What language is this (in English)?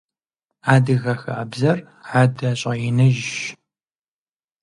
Kabardian